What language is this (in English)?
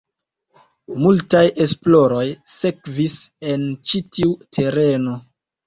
Esperanto